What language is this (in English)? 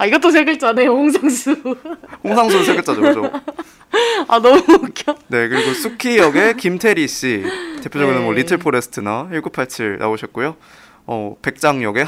Korean